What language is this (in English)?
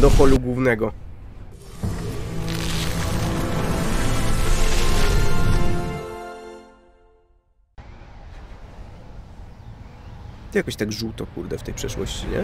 Polish